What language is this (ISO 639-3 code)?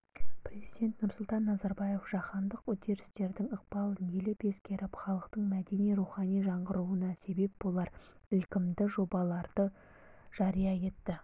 kaz